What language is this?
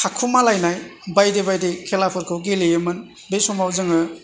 Bodo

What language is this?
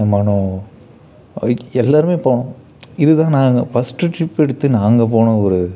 Tamil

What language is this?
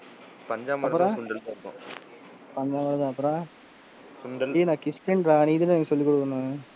Tamil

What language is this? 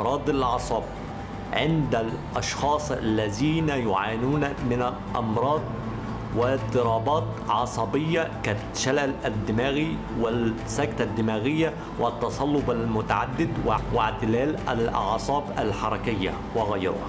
Arabic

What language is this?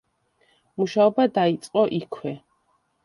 Georgian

